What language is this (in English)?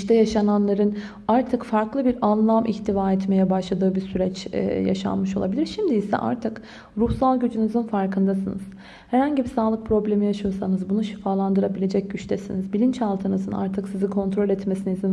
Turkish